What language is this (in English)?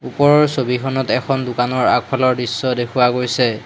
Assamese